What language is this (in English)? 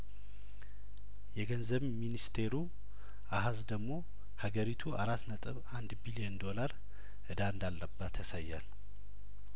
Amharic